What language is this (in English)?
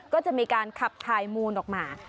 Thai